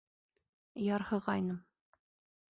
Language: Bashkir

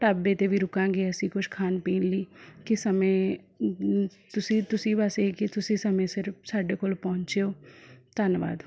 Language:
Punjabi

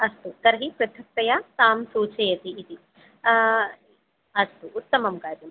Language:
Sanskrit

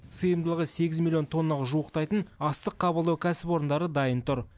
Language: Kazakh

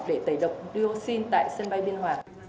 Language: Vietnamese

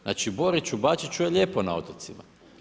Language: Croatian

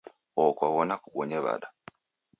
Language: Taita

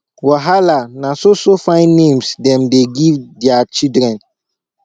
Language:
Nigerian Pidgin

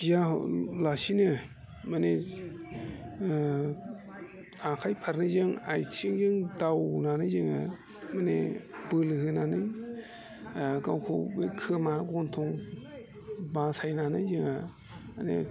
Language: Bodo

